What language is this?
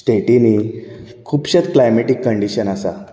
Konkani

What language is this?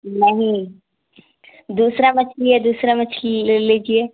Urdu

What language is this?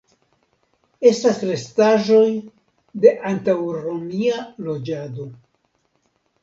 Esperanto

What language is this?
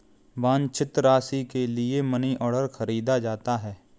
Hindi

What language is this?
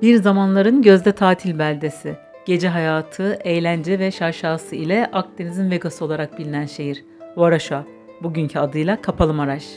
Turkish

